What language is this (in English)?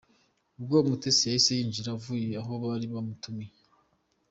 Kinyarwanda